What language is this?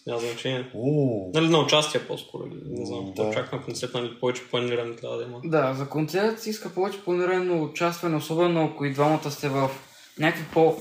Bulgarian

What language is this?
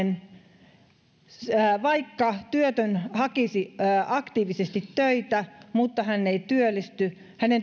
Finnish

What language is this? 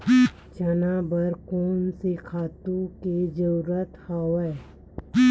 Chhattisgarhi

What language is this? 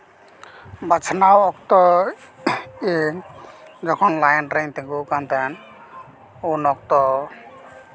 Santali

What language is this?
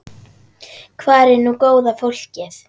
Icelandic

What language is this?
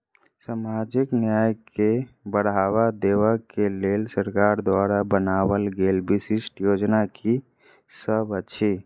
Maithili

